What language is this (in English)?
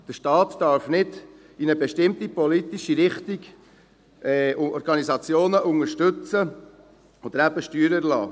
Swiss German